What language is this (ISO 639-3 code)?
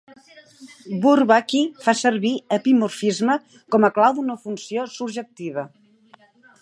cat